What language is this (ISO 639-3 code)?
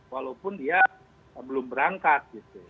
ind